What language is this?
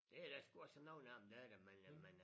Danish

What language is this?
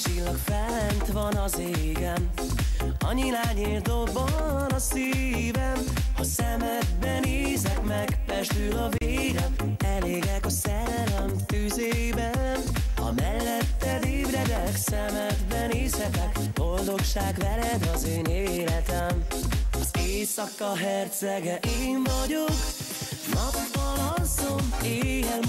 Lithuanian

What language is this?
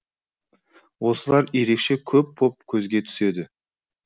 Kazakh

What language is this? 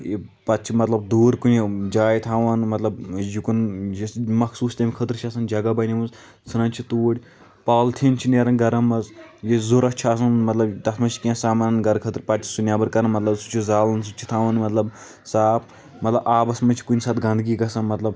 Kashmiri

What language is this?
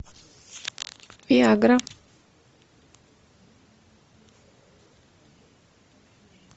Russian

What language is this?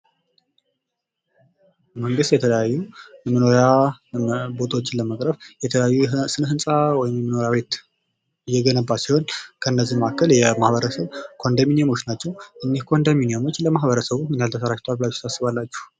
Amharic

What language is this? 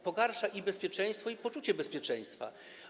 Polish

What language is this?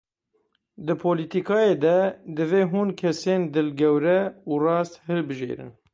Kurdish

